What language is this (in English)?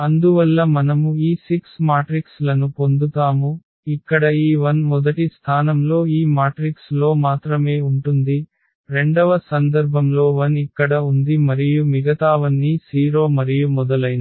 Telugu